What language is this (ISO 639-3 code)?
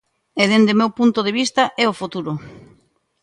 glg